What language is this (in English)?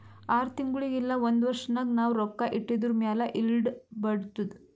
Kannada